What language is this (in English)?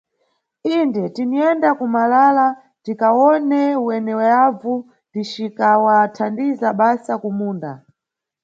Nyungwe